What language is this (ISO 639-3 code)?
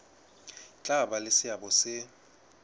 sot